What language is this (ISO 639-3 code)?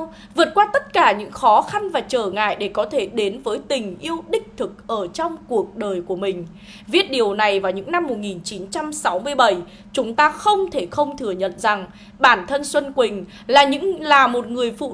vie